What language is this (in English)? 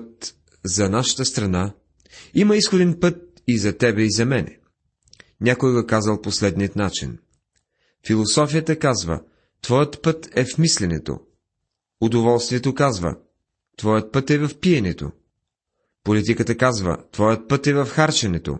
Bulgarian